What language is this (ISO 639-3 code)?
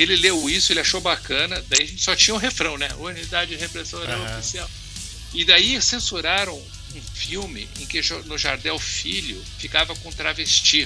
por